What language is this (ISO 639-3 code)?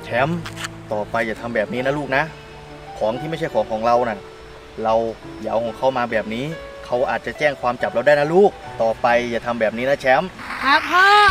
tha